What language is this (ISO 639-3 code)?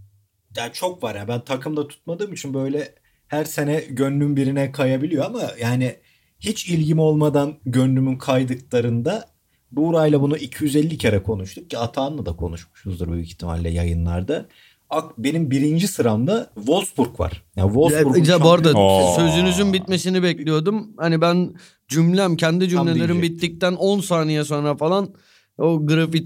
tur